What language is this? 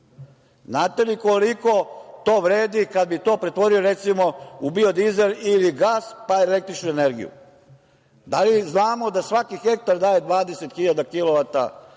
Serbian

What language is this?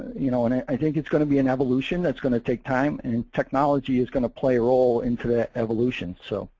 English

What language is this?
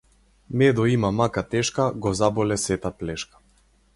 Macedonian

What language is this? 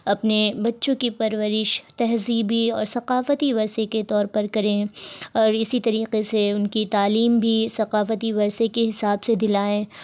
Urdu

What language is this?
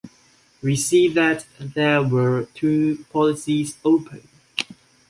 English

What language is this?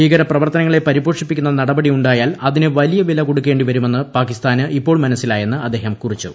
Malayalam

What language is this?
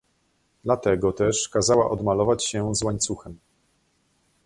Polish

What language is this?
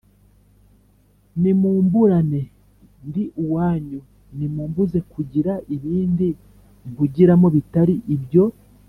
Kinyarwanda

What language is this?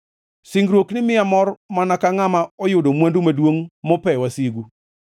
Luo (Kenya and Tanzania)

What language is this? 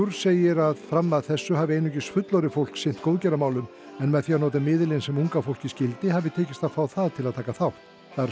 Icelandic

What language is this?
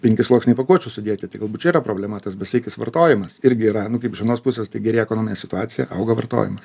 Lithuanian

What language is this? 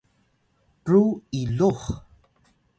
Atayal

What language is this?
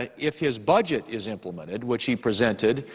English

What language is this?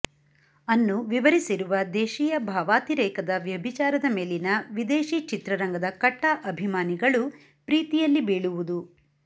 Kannada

